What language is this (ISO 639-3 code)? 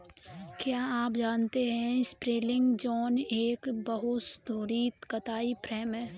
hin